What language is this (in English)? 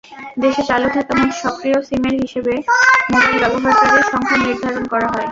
Bangla